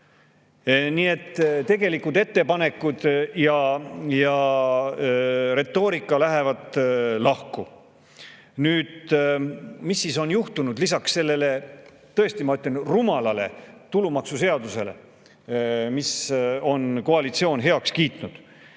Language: Estonian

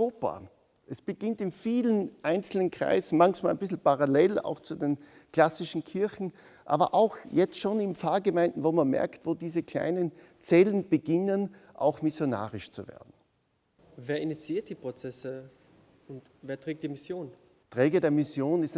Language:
German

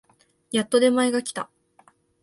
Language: Japanese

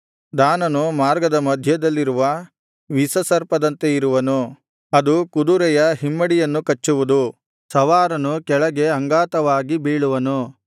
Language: Kannada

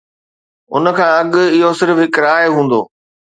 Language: Sindhi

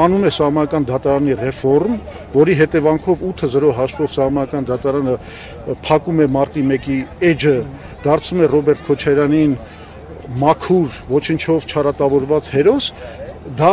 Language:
Turkish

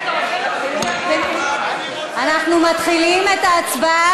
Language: Hebrew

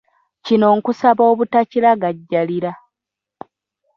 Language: Ganda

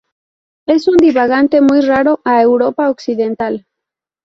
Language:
Spanish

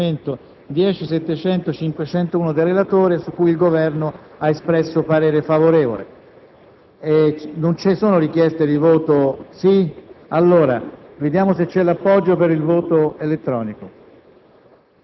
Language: Italian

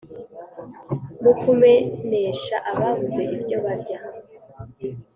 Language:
Kinyarwanda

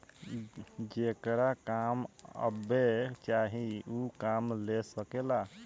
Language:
Bhojpuri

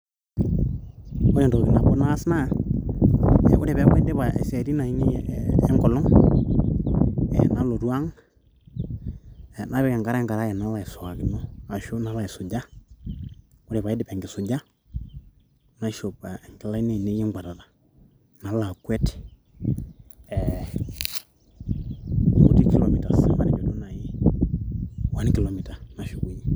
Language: Masai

